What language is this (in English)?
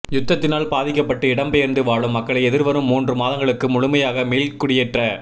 Tamil